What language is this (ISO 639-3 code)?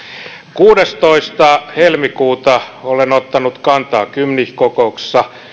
fin